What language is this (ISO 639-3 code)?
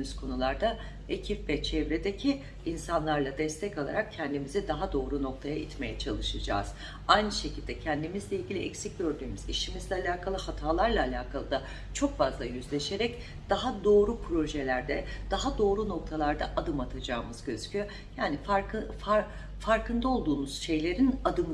tur